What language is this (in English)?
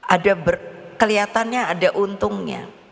Indonesian